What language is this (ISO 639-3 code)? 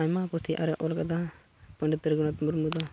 sat